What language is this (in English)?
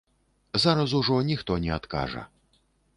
Belarusian